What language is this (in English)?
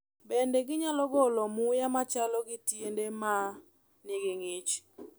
Luo (Kenya and Tanzania)